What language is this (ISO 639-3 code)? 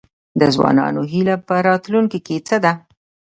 pus